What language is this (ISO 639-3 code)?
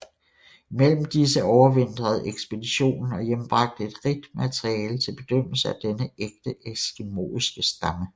dan